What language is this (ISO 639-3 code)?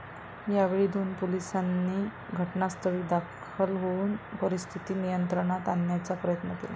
mar